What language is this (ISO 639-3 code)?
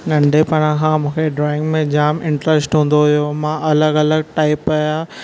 snd